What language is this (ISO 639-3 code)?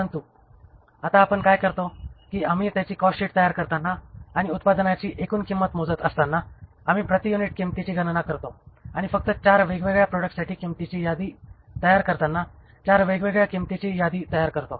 mar